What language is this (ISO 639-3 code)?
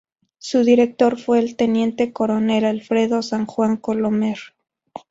spa